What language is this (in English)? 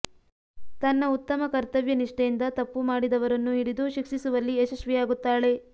Kannada